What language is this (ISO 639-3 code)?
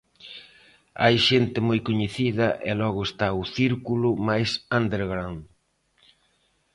glg